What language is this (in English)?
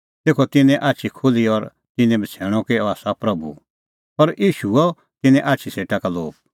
Kullu Pahari